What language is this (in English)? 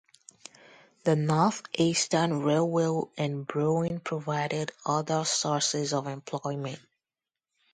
English